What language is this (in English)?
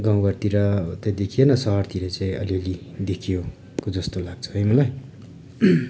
Nepali